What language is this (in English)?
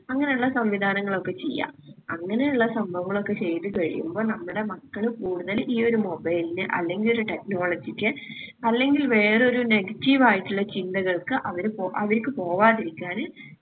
Malayalam